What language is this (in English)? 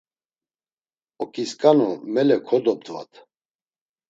Laz